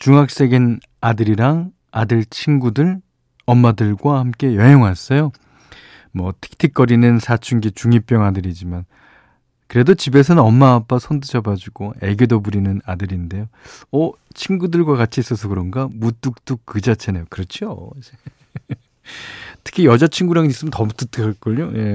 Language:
Korean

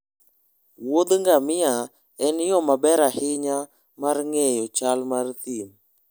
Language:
Luo (Kenya and Tanzania)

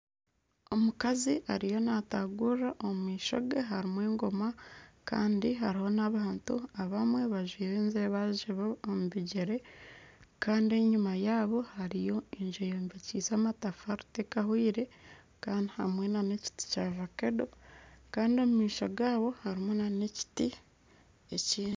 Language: Nyankole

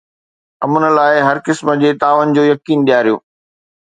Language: Sindhi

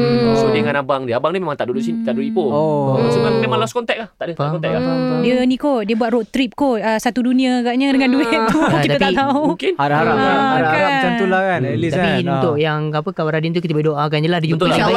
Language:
Malay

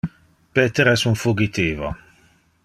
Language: Interlingua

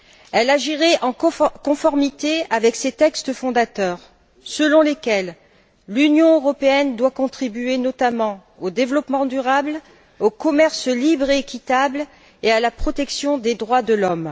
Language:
French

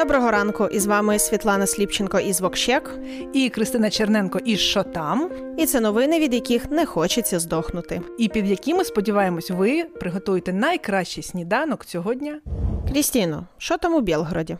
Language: Ukrainian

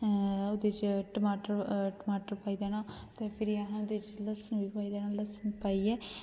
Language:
Dogri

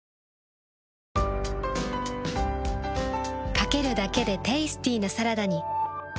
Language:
Japanese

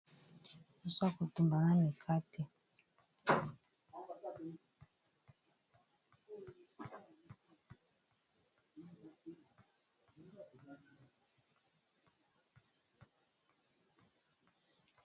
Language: Lingala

